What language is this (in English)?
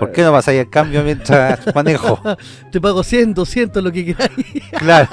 Spanish